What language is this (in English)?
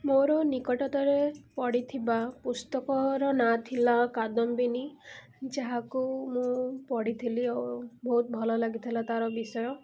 Odia